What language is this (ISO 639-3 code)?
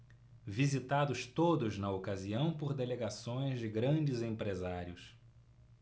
por